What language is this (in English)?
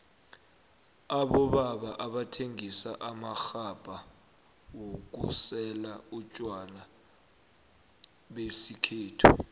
South Ndebele